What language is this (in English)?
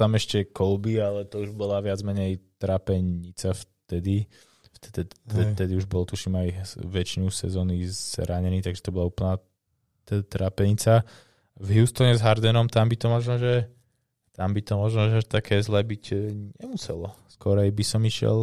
Slovak